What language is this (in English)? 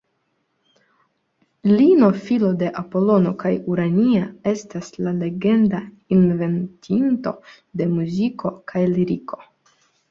Esperanto